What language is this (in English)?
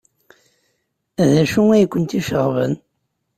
Kabyle